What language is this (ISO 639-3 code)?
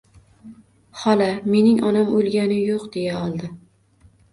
uzb